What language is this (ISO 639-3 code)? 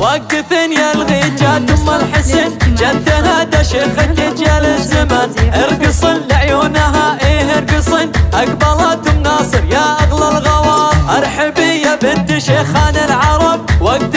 ara